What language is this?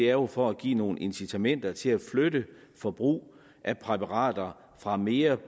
Danish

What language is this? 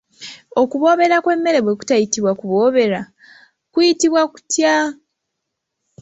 Ganda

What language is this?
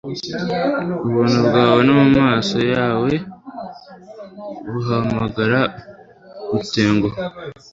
Kinyarwanda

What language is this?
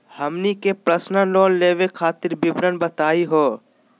Magahi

